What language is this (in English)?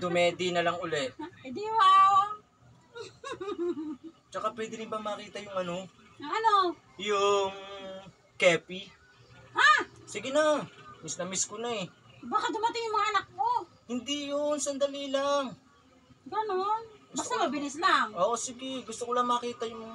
Filipino